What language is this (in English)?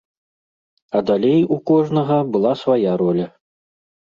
Belarusian